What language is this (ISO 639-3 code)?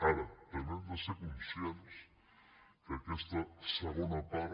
cat